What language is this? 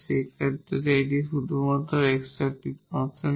Bangla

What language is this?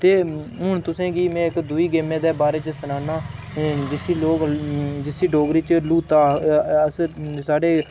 Dogri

